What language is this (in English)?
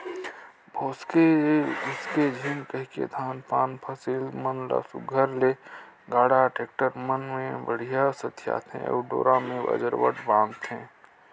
Chhattisgarhi